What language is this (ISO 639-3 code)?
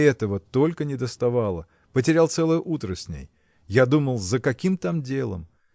rus